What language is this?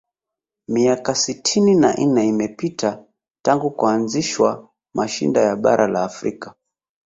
Swahili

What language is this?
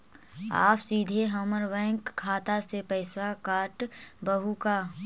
Magahi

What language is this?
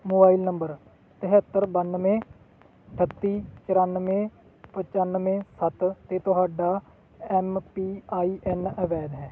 Punjabi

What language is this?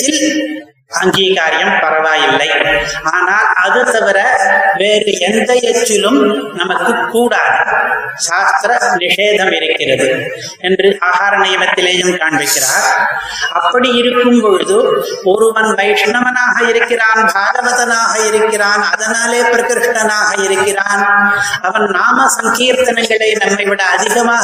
Tamil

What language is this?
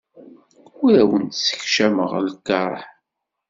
Kabyle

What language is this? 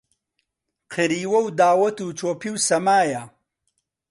Central Kurdish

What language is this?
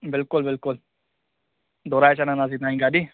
Sindhi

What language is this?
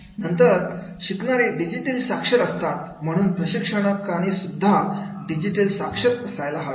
Marathi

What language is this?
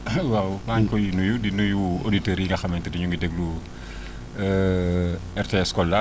Wolof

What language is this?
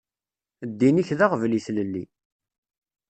Kabyle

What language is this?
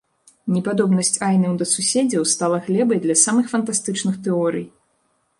Belarusian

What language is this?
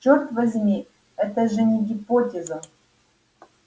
Russian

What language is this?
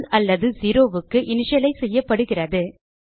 Tamil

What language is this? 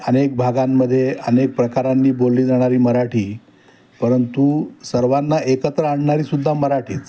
Marathi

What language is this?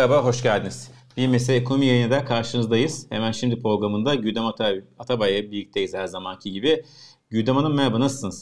Turkish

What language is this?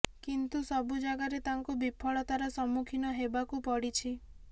Odia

